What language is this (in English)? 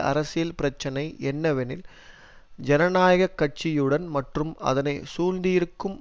Tamil